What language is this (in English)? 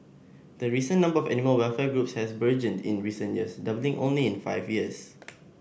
English